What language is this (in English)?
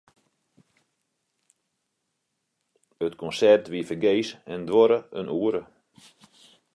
Western Frisian